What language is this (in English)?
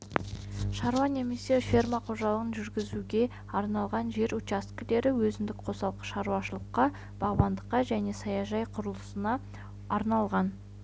Kazakh